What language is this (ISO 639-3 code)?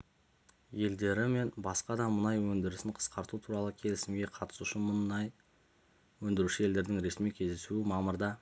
kaz